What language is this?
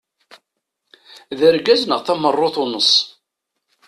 Kabyle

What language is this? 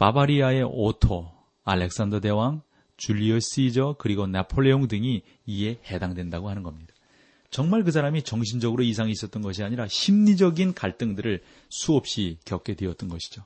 Korean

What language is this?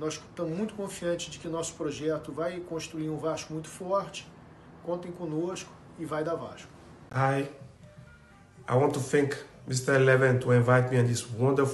Portuguese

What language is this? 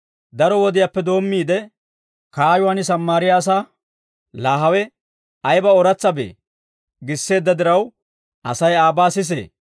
Dawro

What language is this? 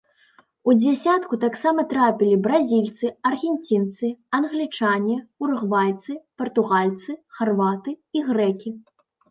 Belarusian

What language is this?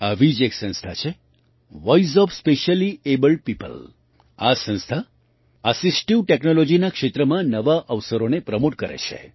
Gujarati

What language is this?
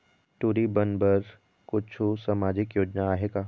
Chhattisgarhi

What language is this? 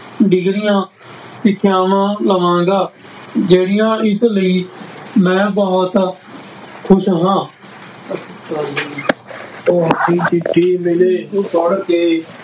Punjabi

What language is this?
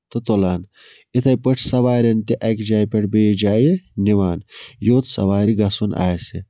Kashmiri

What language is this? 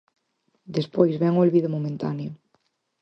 Galician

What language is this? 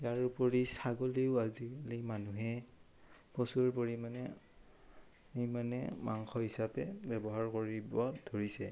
Assamese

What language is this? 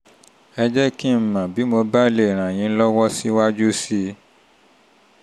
Yoruba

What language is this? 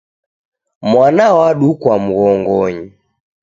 Taita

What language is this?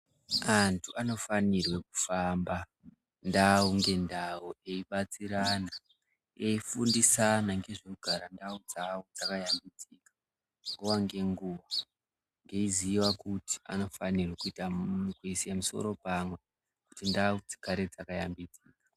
Ndau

